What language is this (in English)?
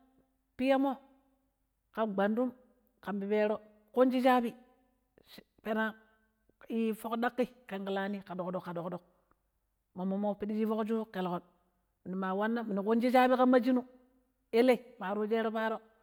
Pero